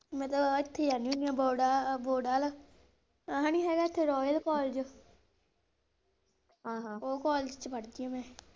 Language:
Punjabi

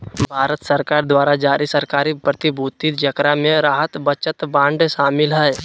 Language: Magahi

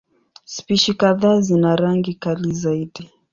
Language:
Swahili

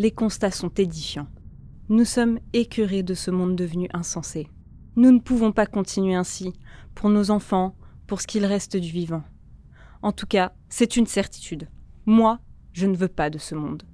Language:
French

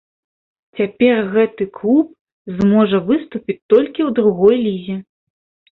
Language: Belarusian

